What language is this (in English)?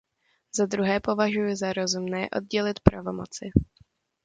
Czech